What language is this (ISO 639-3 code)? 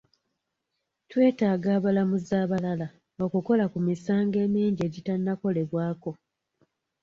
lug